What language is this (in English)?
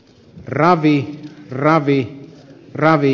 Finnish